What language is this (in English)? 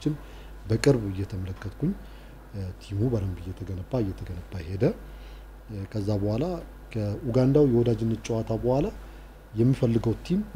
Turkish